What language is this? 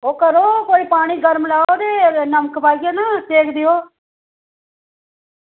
Dogri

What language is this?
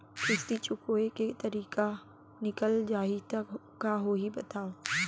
Chhattisgarhi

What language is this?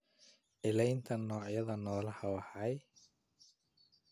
Somali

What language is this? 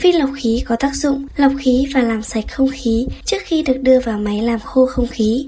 Vietnamese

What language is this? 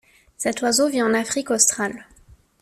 French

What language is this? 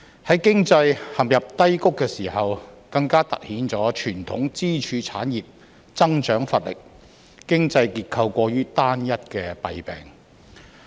Cantonese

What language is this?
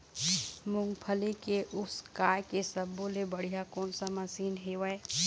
Chhattisgarhi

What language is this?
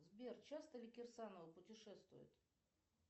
Russian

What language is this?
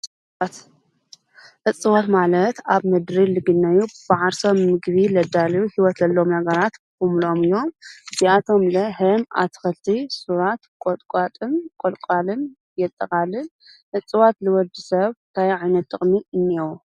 Tigrinya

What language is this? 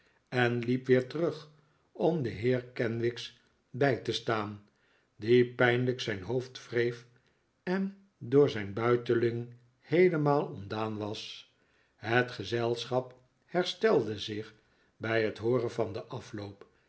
Dutch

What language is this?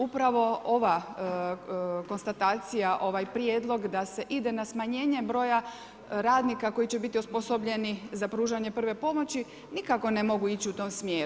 Croatian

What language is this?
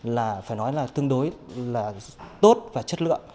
Vietnamese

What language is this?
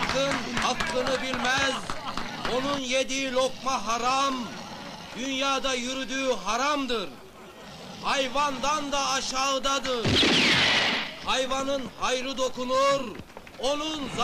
Turkish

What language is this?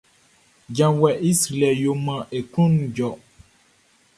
Baoulé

